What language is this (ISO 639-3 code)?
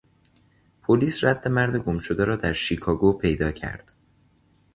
fas